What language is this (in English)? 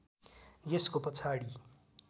Nepali